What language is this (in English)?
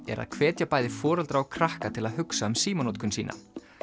Icelandic